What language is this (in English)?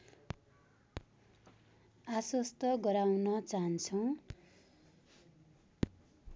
Nepali